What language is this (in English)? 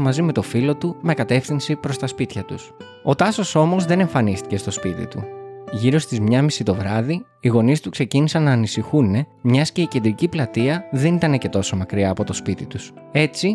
Greek